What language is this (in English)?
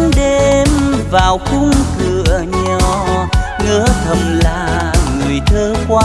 Vietnamese